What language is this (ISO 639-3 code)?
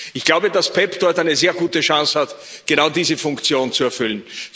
deu